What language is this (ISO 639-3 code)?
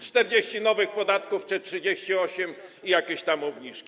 pol